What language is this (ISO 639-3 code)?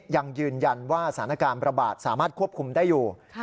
tha